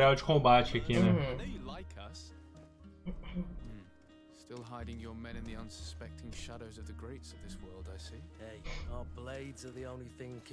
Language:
Portuguese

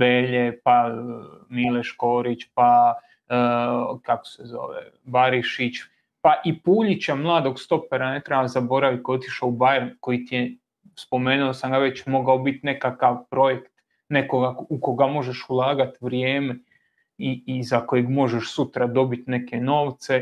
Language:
Croatian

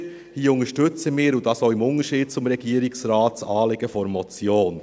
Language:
Swiss German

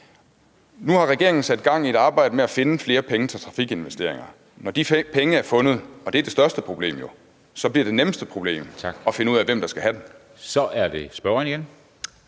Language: Danish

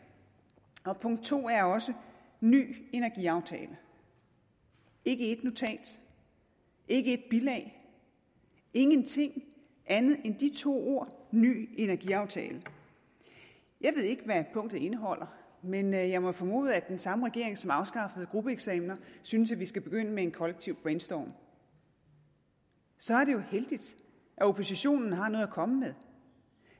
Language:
Danish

